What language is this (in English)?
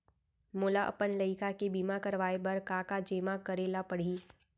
Chhattisgarhi